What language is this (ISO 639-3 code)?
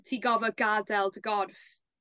cym